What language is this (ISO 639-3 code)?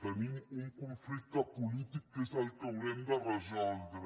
cat